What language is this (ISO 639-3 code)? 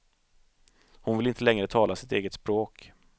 swe